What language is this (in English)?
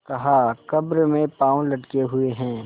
Hindi